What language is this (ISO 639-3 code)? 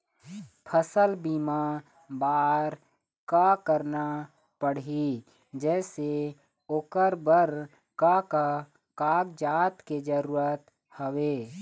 hne